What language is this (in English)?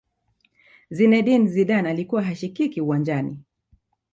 Swahili